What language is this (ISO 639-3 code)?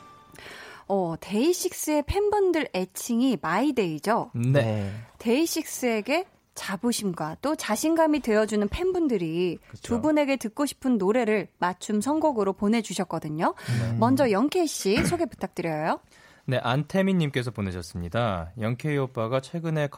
kor